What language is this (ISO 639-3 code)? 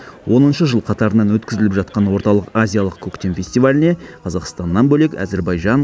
kaz